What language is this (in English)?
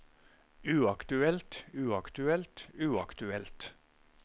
Norwegian